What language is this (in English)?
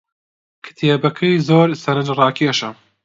Central Kurdish